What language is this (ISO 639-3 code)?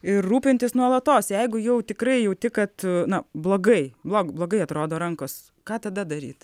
lit